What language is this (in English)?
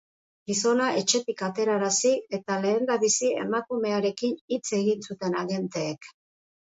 Basque